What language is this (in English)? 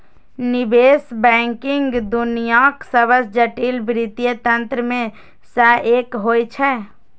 Maithili